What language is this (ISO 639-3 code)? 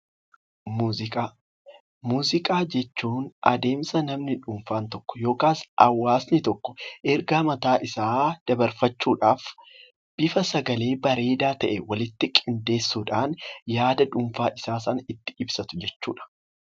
orm